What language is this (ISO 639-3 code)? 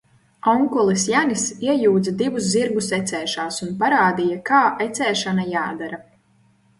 lav